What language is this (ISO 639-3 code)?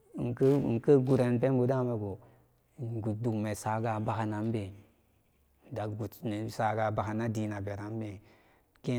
ccg